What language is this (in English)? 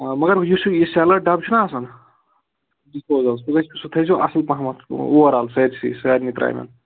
Kashmiri